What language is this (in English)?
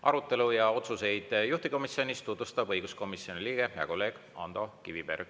Estonian